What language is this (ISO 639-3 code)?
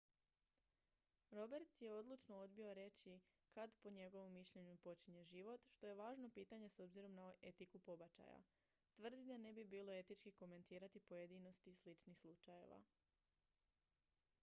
hrv